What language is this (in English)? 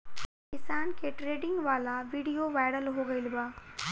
Bhojpuri